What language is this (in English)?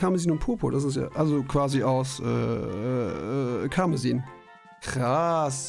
German